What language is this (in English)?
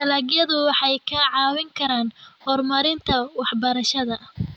Somali